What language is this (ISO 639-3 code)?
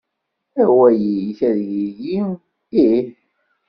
kab